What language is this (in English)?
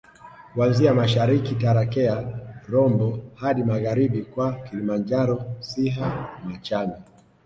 Swahili